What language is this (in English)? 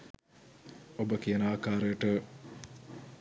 Sinhala